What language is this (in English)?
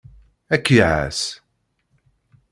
Kabyle